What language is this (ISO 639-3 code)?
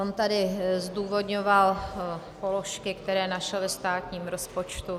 ces